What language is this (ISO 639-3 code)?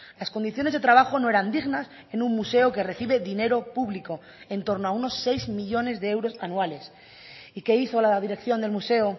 spa